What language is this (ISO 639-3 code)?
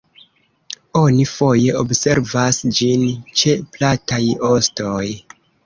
epo